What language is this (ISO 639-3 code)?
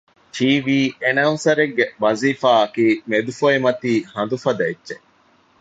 div